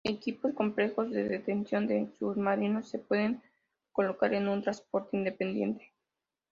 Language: Spanish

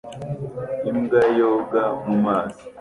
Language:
Kinyarwanda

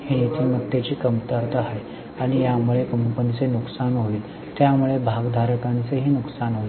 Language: Marathi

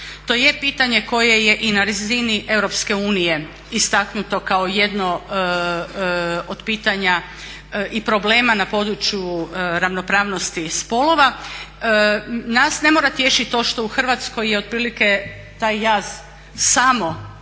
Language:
Croatian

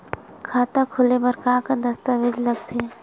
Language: Chhattisgarhi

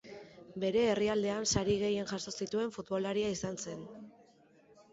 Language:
Basque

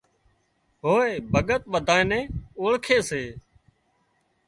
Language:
Wadiyara Koli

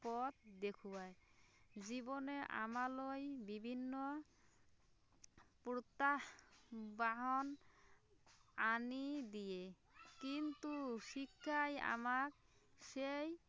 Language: Assamese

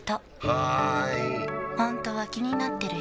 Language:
Japanese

